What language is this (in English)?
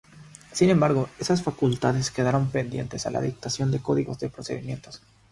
Spanish